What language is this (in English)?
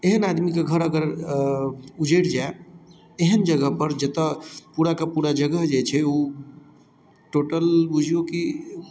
Maithili